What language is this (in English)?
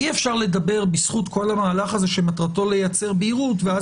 Hebrew